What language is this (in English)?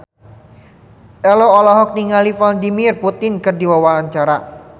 Sundanese